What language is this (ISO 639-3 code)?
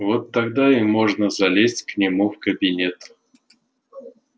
rus